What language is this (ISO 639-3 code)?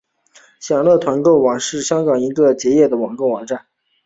zho